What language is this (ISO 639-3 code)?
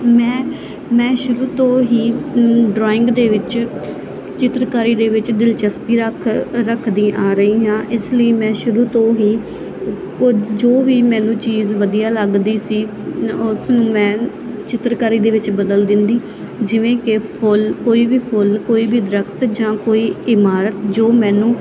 pan